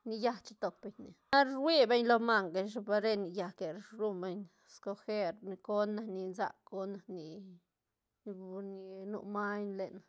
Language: Santa Catarina Albarradas Zapotec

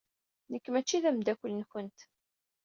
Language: Kabyle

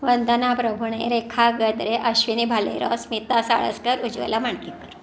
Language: Marathi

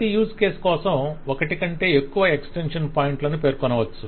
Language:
Telugu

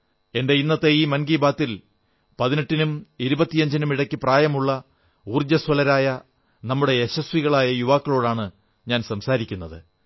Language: Malayalam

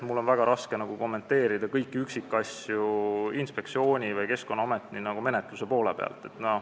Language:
Estonian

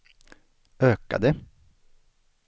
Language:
Swedish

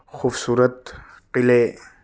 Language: Urdu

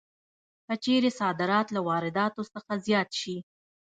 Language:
Pashto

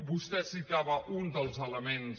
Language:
Catalan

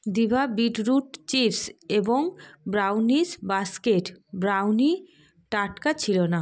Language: Bangla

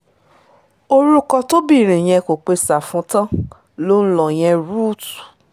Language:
Yoruba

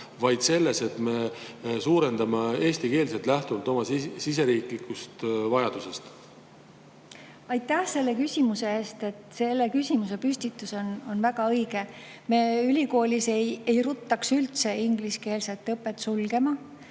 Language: Estonian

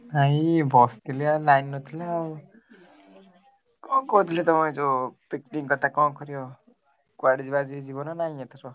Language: Odia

